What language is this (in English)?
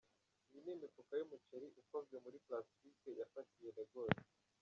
Kinyarwanda